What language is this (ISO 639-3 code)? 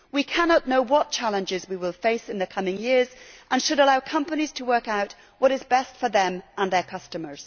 eng